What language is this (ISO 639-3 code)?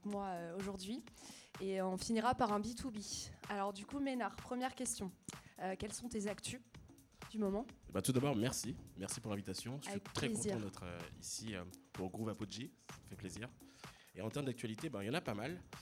fra